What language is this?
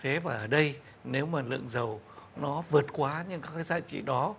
Vietnamese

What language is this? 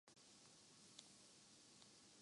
Urdu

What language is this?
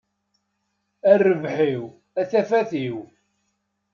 Kabyle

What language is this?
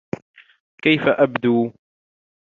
Arabic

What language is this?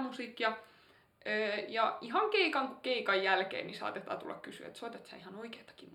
Finnish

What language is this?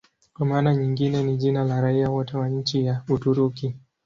Swahili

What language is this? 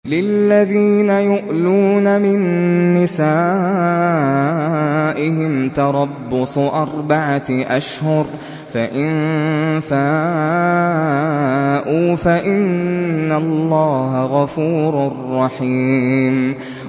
Arabic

